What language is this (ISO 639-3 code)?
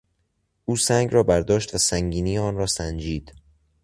fas